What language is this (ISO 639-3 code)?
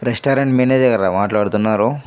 tel